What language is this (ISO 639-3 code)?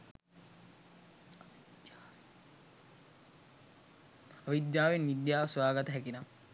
sin